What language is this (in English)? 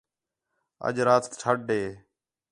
Khetrani